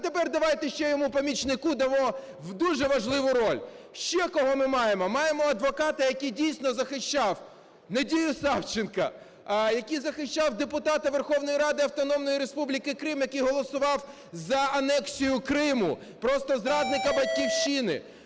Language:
Ukrainian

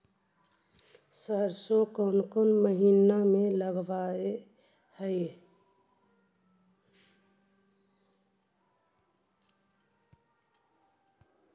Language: Magahi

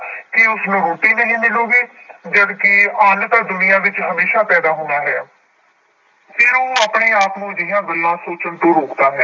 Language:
Punjabi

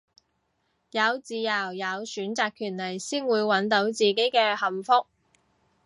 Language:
Cantonese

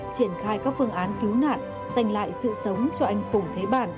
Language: Vietnamese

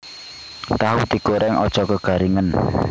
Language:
Javanese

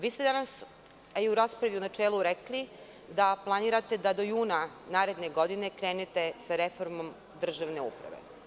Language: Serbian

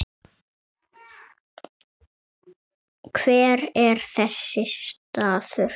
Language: Icelandic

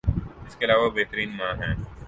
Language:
Urdu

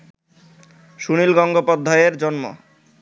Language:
Bangla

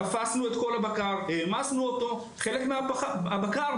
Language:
Hebrew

